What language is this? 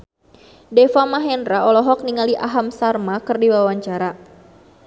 Sundanese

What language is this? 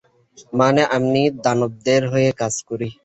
Bangla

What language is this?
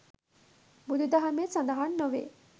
Sinhala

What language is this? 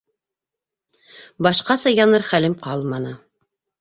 Bashkir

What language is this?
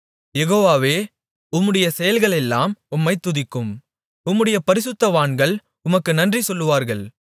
Tamil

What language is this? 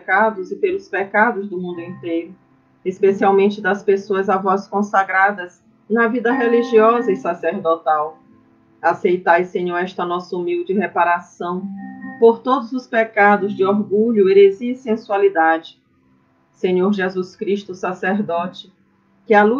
Portuguese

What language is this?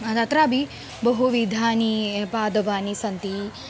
Sanskrit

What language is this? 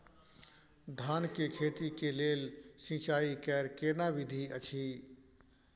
Maithili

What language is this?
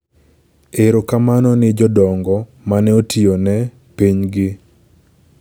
Luo (Kenya and Tanzania)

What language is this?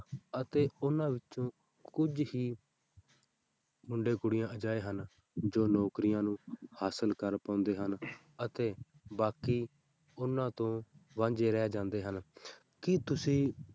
Punjabi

